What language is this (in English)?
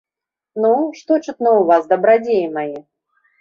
Belarusian